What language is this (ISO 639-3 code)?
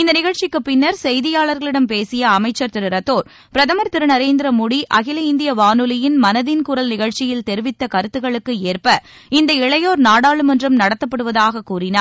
tam